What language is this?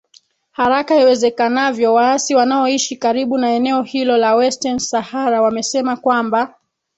Swahili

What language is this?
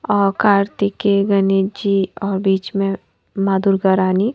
Hindi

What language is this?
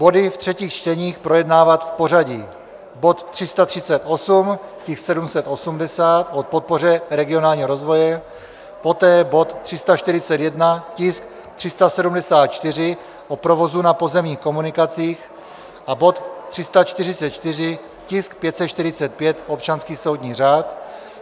Czech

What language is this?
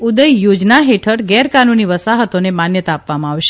Gujarati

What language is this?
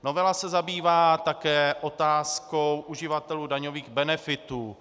Czech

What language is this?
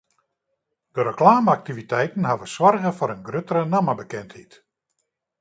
Western Frisian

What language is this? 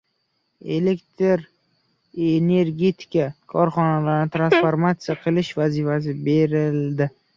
Uzbek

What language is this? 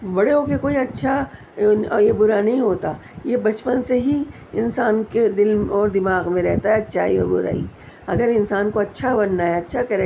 Urdu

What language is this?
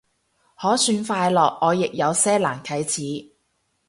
Cantonese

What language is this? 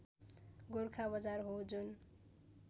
Nepali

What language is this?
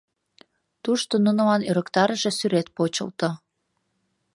Mari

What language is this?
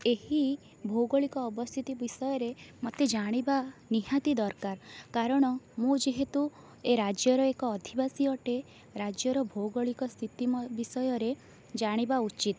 Odia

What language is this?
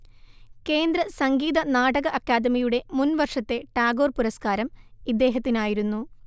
Malayalam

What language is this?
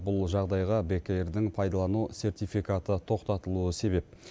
Kazakh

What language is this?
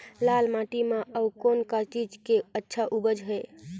Chhattisgarhi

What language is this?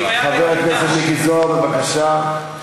Hebrew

